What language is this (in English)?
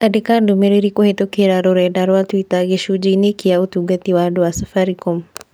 Kikuyu